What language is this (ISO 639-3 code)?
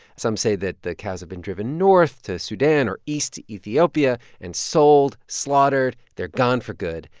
eng